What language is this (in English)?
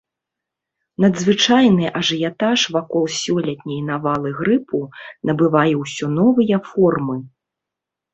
Belarusian